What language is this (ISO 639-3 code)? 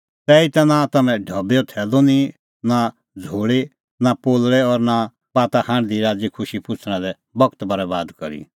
kfx